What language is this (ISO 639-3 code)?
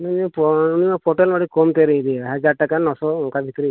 sat